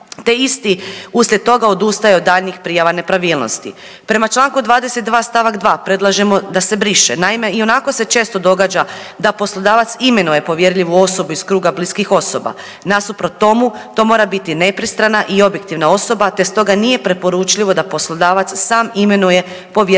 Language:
Croatian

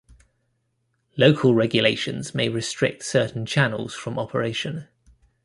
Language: English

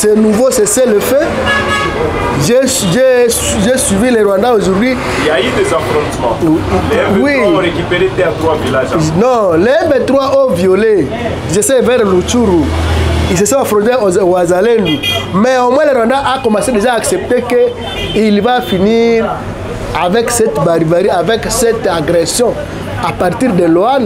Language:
French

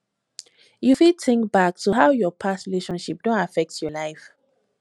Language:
Nigerian Pidgin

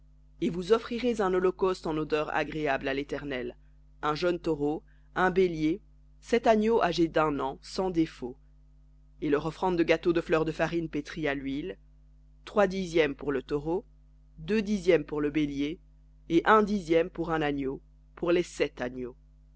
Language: French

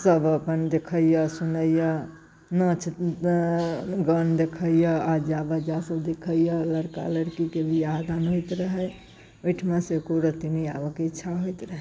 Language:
Maithili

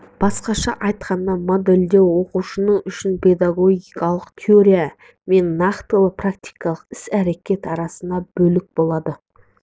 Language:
Kazakh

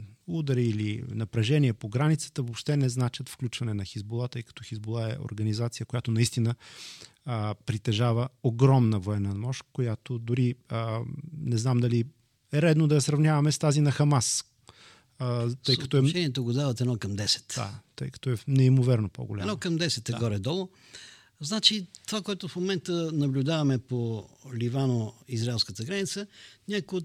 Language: Bulgarian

